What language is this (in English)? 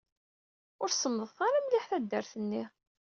Kabyle